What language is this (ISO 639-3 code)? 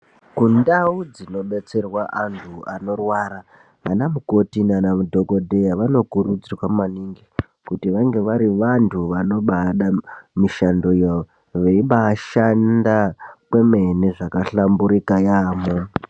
ndc